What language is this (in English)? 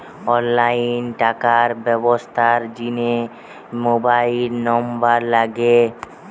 Bangla